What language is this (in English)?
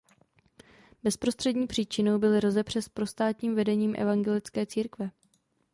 Czech